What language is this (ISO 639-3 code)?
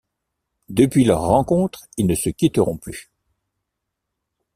fra